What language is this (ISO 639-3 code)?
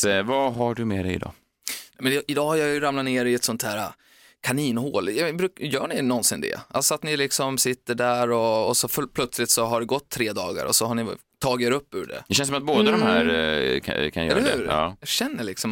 swe